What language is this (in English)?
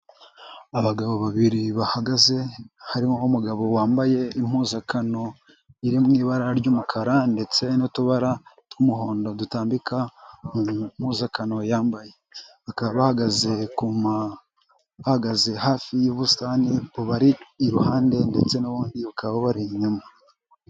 Kinyarwanda